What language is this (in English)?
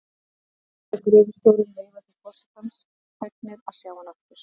Icelandic